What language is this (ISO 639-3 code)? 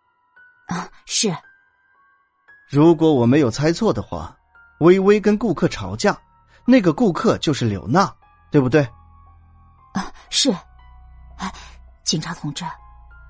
zho